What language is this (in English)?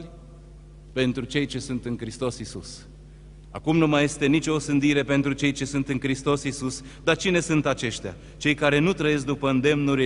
Romanian